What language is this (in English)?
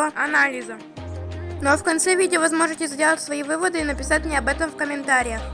Russian